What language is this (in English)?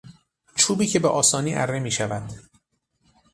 Persian